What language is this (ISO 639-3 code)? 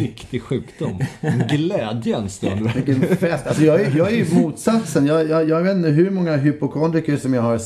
swe